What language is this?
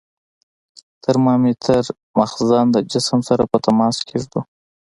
Pashto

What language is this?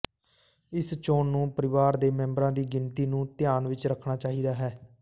Punjabi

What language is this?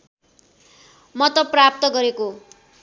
Nepali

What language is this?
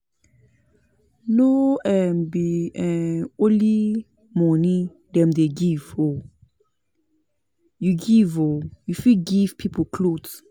Nigerian Pidgin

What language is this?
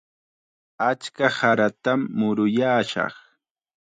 Chiquián Ancash Quechua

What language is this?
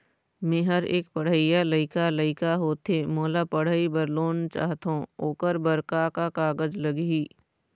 Chhattisgarhi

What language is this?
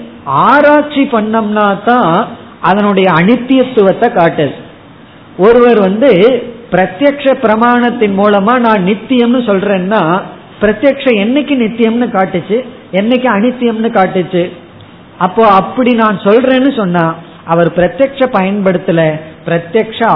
Tamil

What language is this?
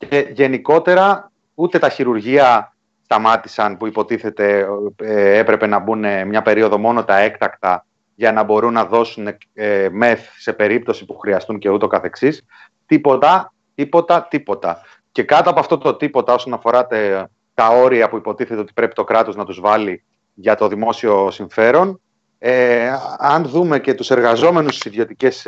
Greek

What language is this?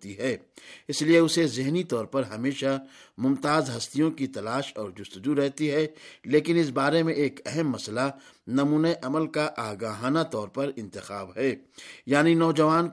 Urdu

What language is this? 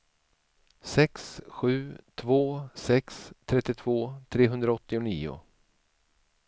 Swedish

